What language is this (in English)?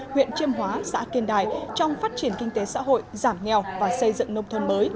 Vietnamese